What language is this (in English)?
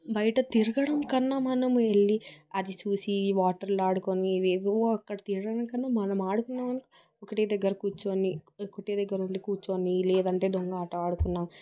Telugu